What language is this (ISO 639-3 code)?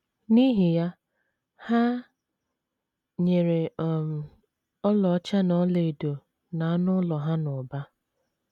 ibo